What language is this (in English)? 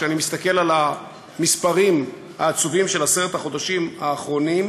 Hebrew